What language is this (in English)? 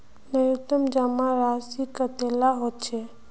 Magahi